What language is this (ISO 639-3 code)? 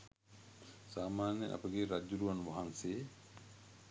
sin